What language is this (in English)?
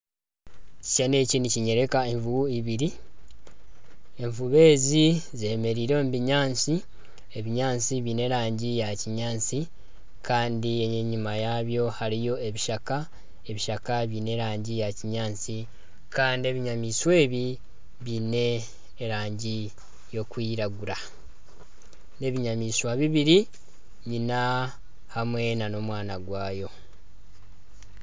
Nyankole